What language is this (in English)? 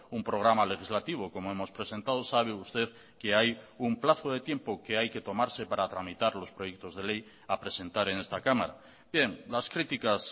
Spanish